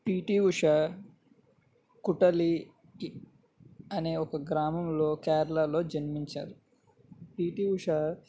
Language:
Telugu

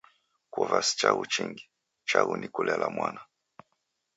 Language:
Taita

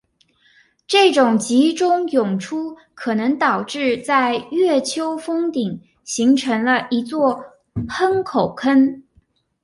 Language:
Chinese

